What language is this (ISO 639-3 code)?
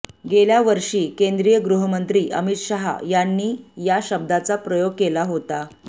mar